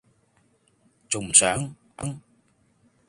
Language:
Cantonese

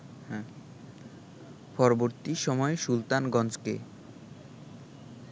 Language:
Bangla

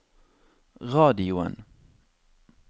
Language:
Norwegian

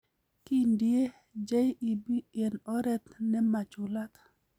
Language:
Kalenjin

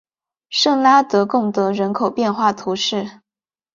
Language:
Chinese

